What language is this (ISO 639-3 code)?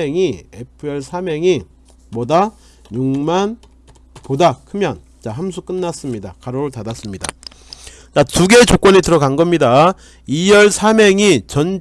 kor